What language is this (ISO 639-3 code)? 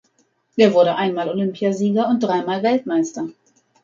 deu